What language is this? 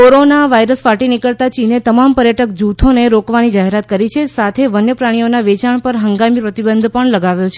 Gujarati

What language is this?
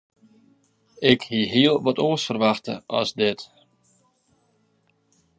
Western Frisian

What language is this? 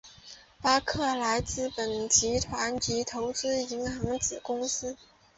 Chinese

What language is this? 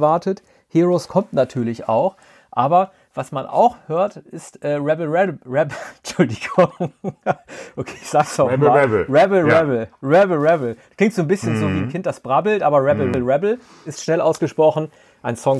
German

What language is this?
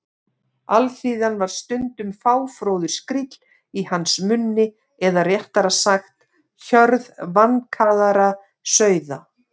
Icelandic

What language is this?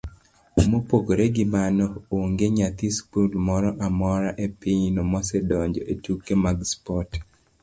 Luo (Kenya and Tanzania)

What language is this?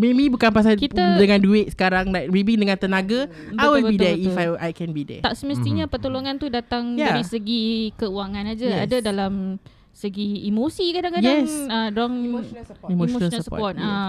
Malay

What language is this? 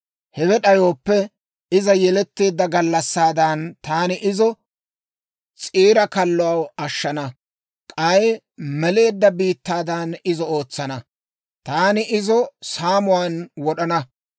Dawro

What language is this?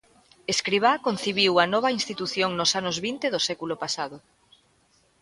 Galician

